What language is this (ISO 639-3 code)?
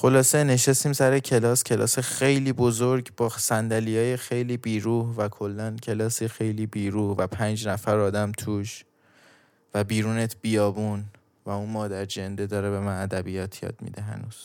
fas